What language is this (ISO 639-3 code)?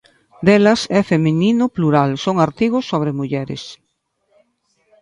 glg